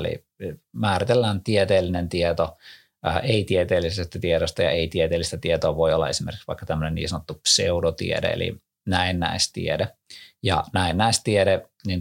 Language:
Finnish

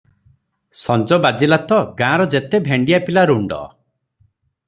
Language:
Odia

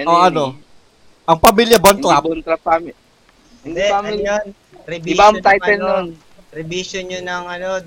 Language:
Filipino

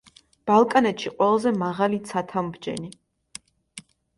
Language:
Georgian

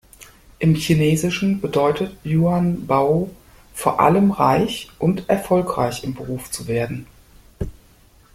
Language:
German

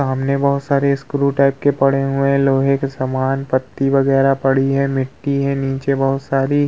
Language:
Hindi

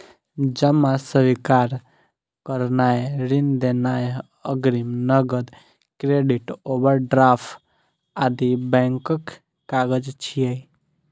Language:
Maithili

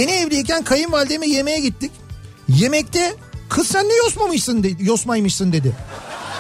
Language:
Turkish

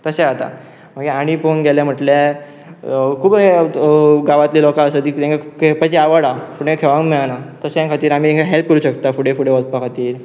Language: Konkani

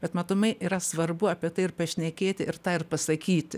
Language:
Lithuanian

